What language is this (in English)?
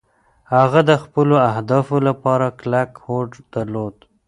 Pashto